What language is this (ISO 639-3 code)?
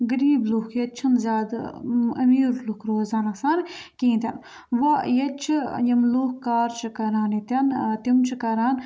kas